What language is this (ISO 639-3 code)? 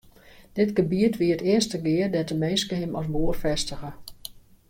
fry